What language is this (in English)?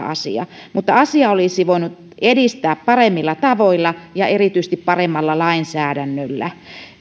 Finnish